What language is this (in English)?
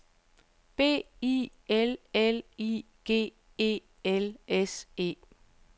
Danish